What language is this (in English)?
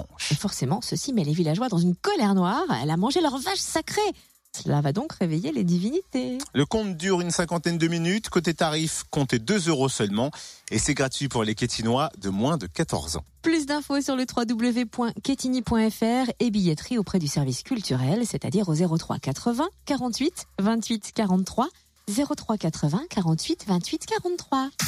French